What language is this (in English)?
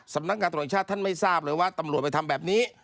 Thai